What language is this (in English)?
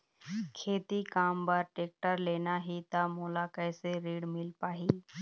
Chhattisgarhi